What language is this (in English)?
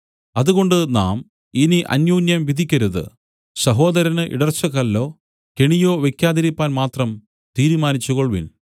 Malayalam